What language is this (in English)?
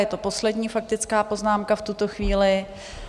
Czech